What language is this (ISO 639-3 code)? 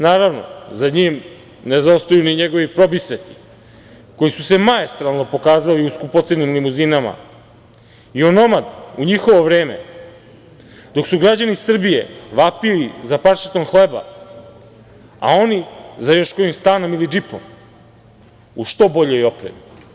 srp